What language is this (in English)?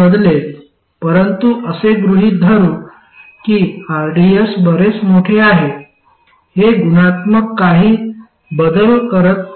Marathi